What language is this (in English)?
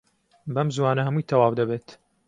Central Kurdish